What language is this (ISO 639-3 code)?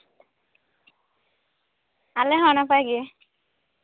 sat